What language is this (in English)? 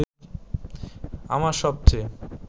Bangla